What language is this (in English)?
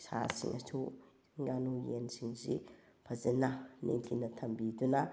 Manipuri